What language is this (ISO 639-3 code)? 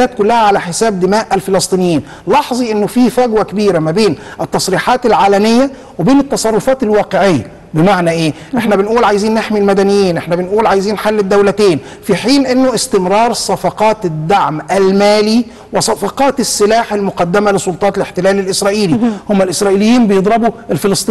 ara